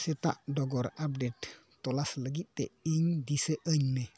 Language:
Santali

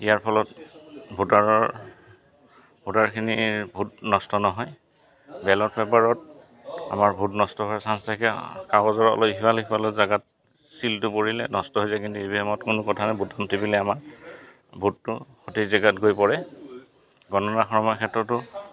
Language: Assamese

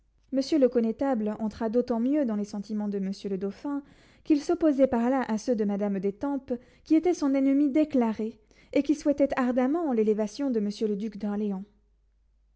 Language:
French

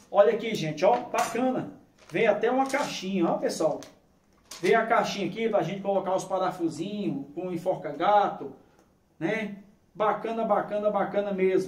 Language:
Portuguese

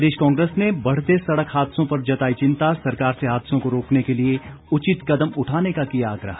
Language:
Hindi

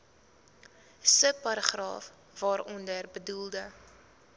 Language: Afrikaans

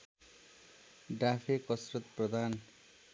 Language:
Nepali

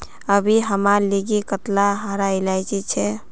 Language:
Magahi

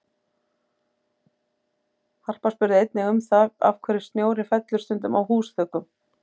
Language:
Icelandic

